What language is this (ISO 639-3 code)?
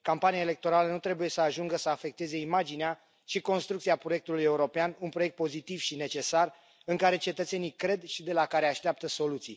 ron